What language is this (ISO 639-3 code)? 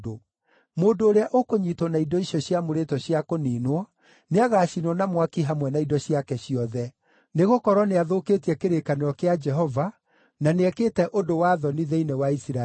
kik